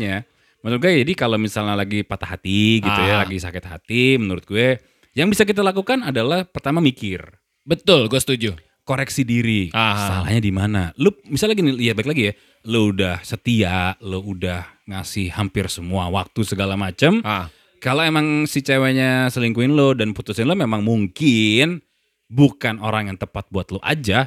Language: Indonesian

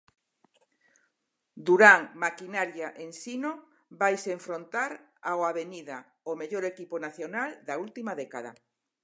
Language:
Galician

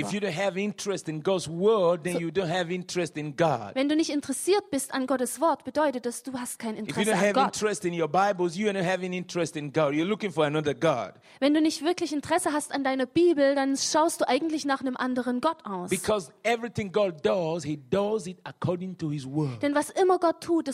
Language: German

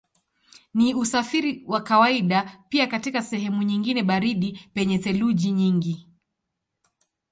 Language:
Swahili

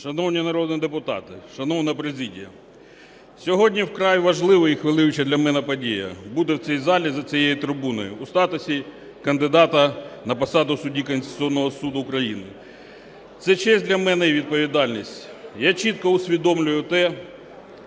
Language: Ukrainian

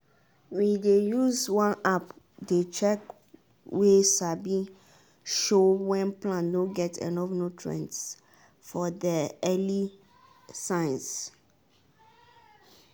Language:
Nigerian Pidgin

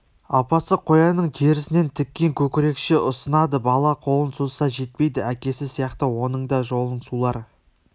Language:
Kazakh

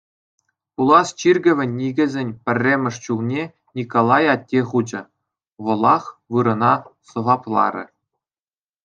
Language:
Chuvash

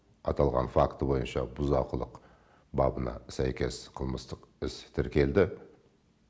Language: Kazakh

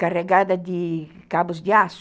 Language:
Portuguese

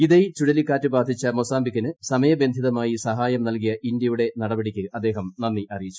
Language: Malayalam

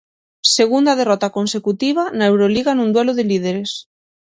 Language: Galician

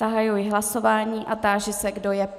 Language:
Czech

